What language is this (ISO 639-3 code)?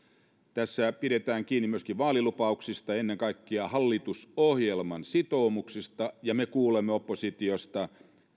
fin